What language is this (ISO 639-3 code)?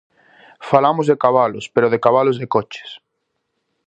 glg